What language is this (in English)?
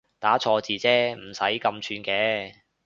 Cantonese